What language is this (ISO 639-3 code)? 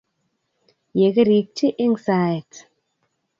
kln